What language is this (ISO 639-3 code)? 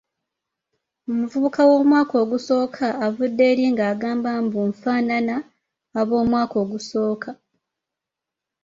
lug